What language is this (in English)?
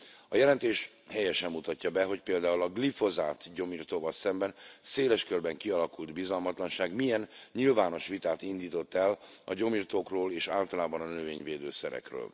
Hungarian